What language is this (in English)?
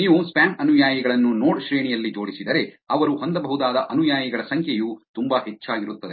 Kannada